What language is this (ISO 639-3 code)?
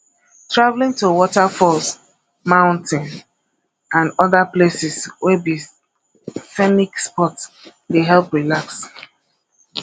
pcm